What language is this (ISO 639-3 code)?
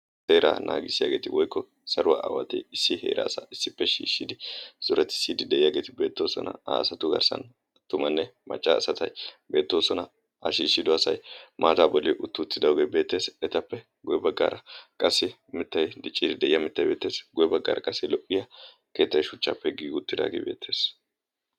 wal